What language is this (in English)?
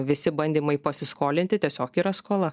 Lithuanian